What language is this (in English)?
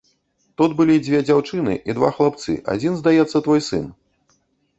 Belarusian